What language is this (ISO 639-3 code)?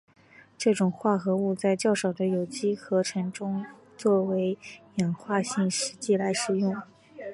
zho